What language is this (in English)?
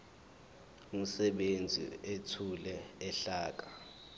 Zulu